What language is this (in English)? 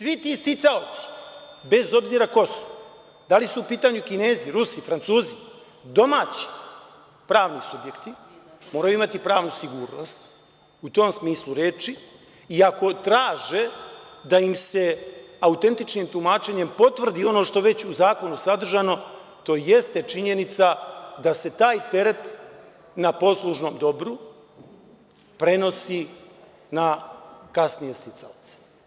Serbian